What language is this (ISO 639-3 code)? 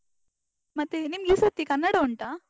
kan